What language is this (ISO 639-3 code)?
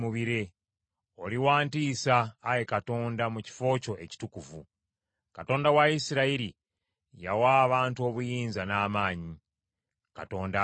lug